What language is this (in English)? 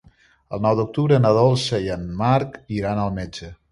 Catalan